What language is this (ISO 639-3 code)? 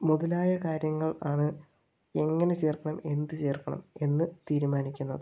mal